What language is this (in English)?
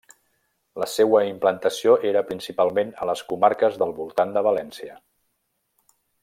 Catalan